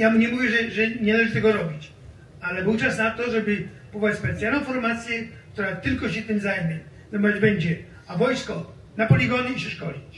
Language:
Polish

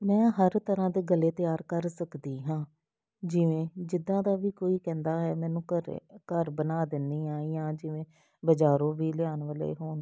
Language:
Punjabi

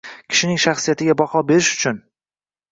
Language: Uzbek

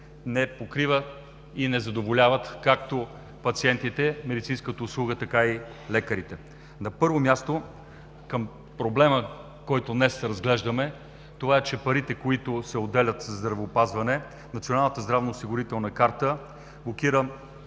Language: Bulgarian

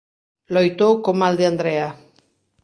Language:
Galician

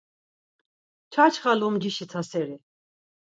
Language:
Laz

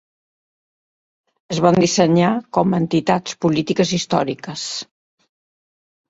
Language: Catalan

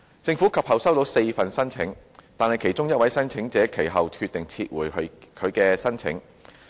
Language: Cantonese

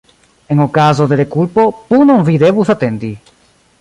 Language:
Esperanto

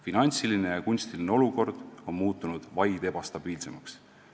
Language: Estonian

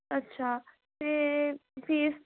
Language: Punjabi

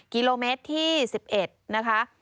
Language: Thai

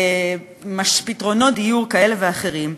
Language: Hebrew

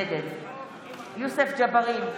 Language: Hebrew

